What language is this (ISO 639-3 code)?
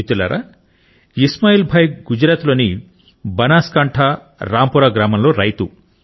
tel